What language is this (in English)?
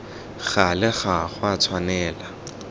Tswana